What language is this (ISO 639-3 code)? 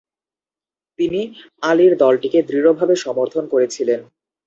ben